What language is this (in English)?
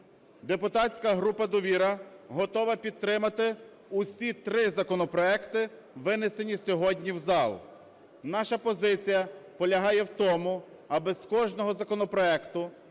Ukrainian